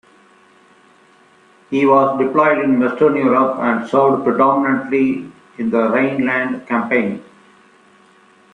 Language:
English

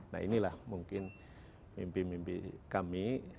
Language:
Indonesian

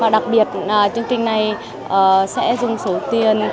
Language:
Vietnamese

